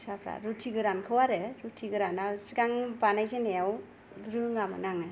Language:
Bodo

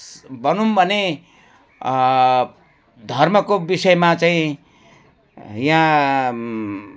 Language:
Nepali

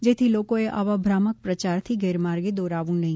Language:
Gujarati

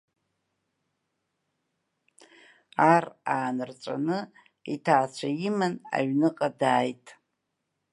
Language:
Abkhazian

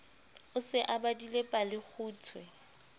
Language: Southern Sotho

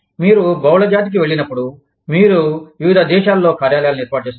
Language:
Telugu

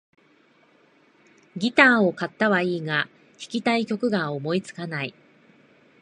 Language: Japanese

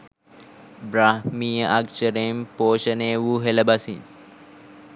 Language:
Sinhala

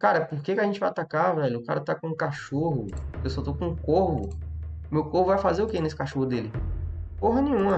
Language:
Portuguese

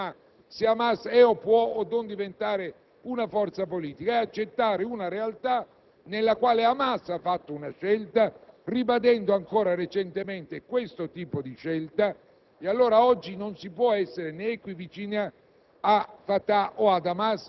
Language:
Italian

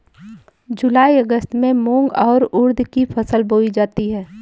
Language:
Hindi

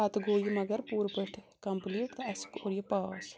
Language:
Kashmiri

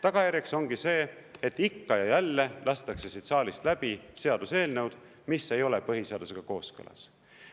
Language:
Estonian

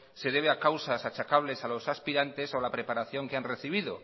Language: Spanish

